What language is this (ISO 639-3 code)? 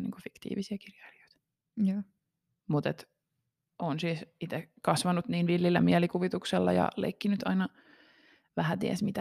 fin